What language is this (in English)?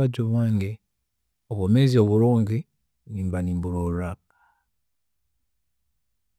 Tooro